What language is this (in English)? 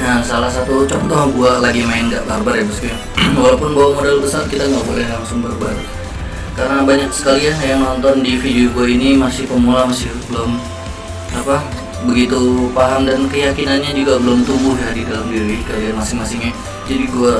Indonesian